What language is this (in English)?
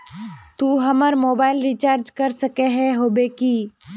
Magahi